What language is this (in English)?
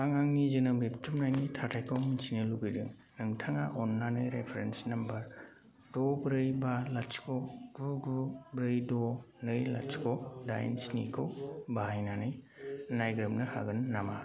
Bodo